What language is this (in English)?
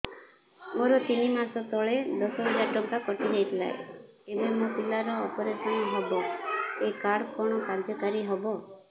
Odia